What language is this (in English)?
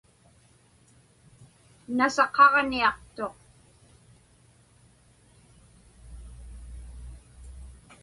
Inupiaq